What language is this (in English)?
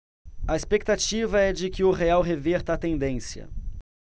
Portuguese